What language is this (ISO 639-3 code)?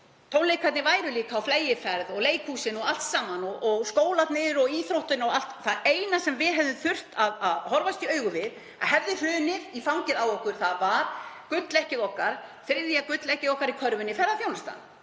isl